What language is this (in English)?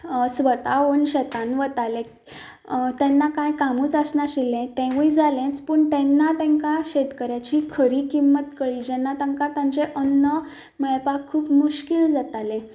Konkani